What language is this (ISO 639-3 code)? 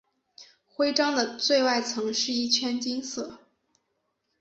zho